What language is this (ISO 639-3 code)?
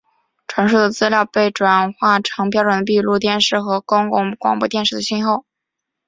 zho